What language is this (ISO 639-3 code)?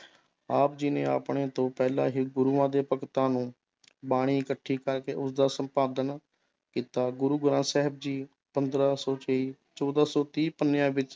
pan